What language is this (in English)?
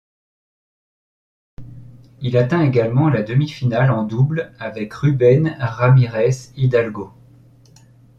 French